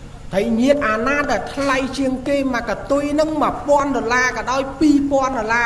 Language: Vietnamese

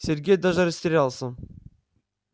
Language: Russian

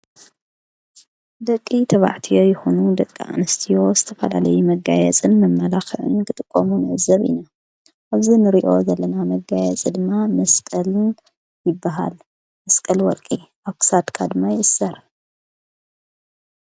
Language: Tigrinya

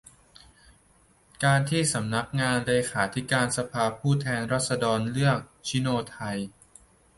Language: Thai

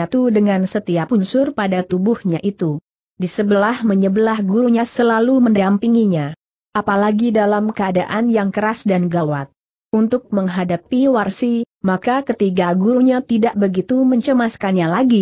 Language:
Indonesian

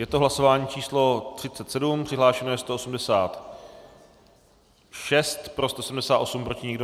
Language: Czech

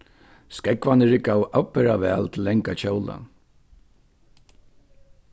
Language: Faroese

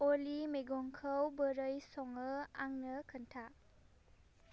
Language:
Bodo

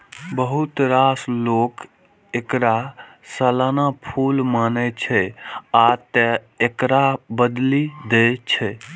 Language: Maithili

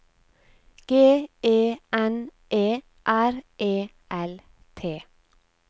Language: Norwegian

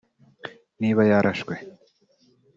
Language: Kinyarwanda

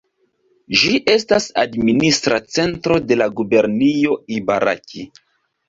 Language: Esperanto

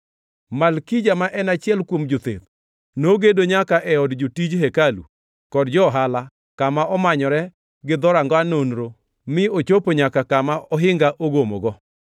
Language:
Luo (Kenya and Tanzania)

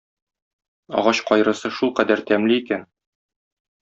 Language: Tatar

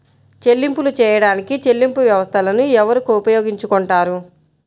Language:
Telugu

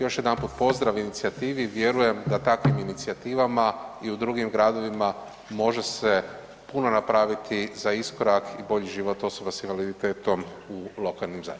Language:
Croatian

